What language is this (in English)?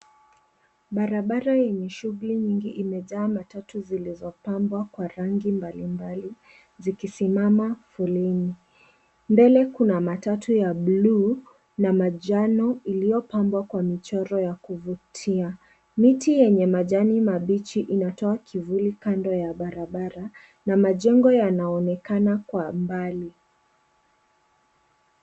Swahili